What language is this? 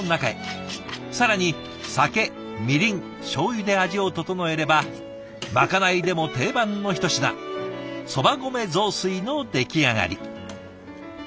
Japanese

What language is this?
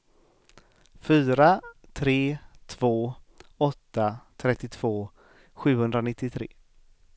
Swedish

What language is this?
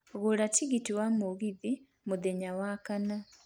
Kikuyu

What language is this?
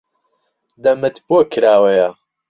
Central Kurdish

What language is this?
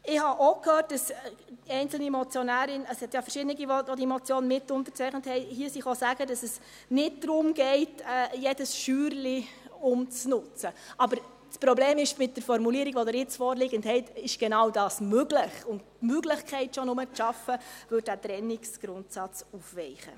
Swiss German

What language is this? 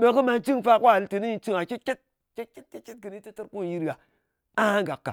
Ngas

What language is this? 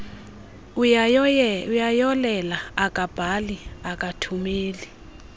Xhosa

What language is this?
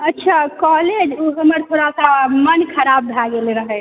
Maithili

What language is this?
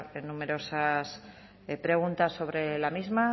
Spanish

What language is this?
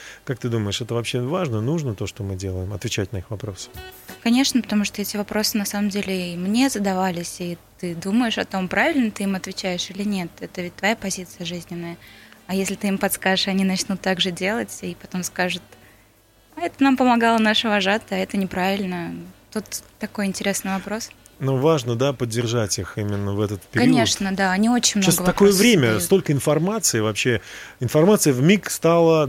Russian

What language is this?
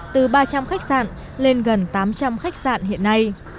Vietnamese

